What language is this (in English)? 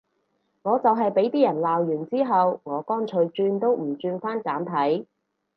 Cantonese